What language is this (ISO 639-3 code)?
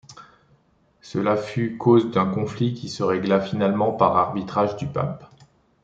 fra